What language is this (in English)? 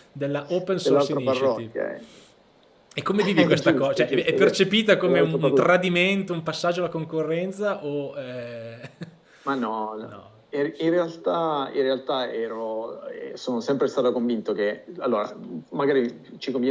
Italian